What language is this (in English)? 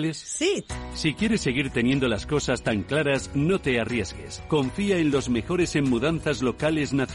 Spanish